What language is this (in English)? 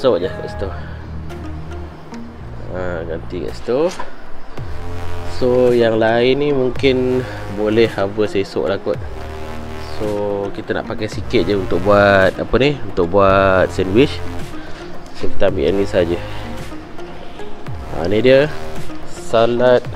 Malay